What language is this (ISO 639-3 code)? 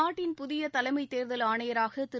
tam